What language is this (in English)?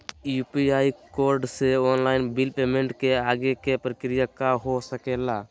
Magahi